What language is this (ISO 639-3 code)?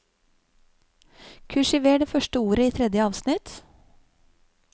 nor